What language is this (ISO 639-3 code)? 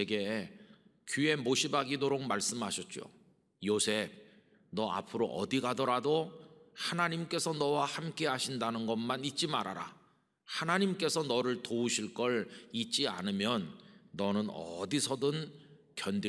kor